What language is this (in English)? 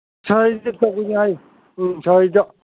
Manipuri